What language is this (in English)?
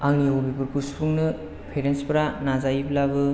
Bodo